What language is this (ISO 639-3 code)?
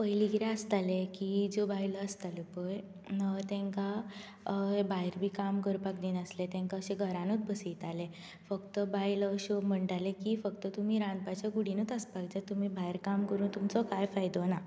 kok